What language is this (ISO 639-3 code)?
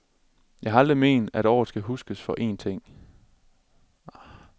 dan